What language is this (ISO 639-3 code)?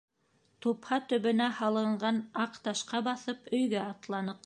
bak